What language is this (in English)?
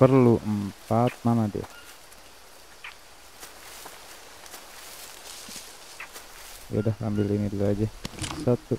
Indonesian